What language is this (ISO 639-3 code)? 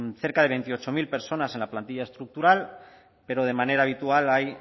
spa